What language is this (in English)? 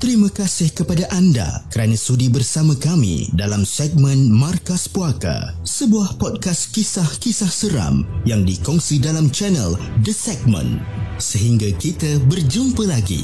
Malay